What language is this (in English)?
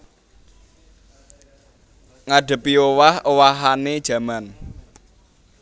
Javanese